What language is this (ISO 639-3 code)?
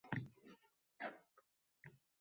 uzb